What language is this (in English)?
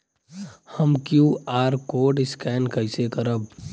Bhojpuri